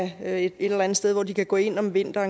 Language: Danish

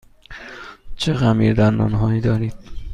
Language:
Persian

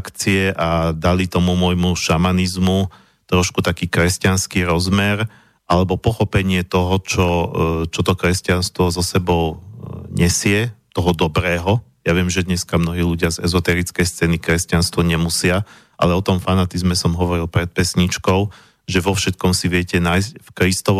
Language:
Slovak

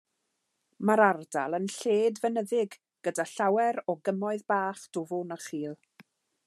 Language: Welsh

